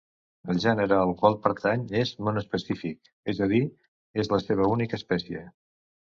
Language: Catalan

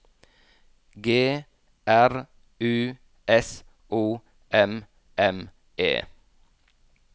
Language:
Norwegian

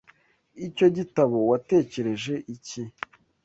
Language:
Kinyarwanda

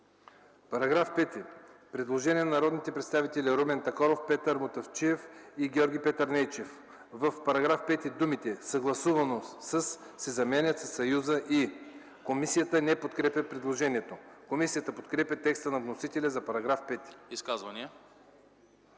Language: Bulgarian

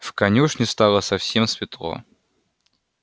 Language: Russian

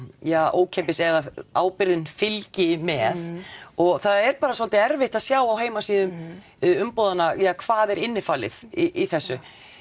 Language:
Icelandic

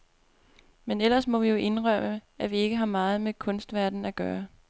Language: Danish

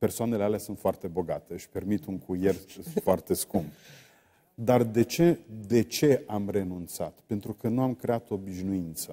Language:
Romanian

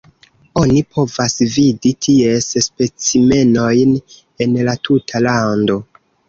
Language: Esperanto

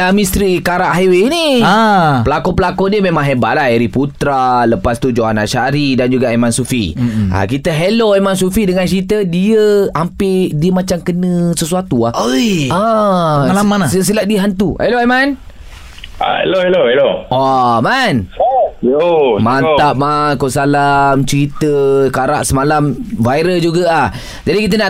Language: Malay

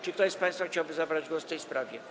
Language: Polish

